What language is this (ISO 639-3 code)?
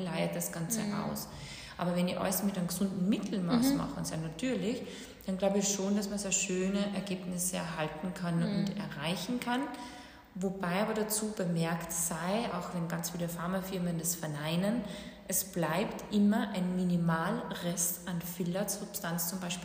deu